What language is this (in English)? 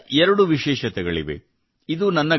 Kannada